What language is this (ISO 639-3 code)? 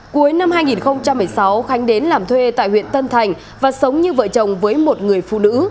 vie